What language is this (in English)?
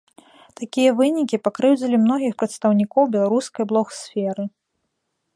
Belarusian